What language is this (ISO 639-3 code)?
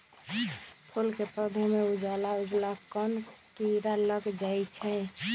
mag